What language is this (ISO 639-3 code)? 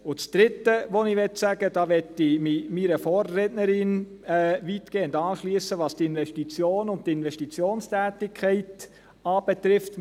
gsw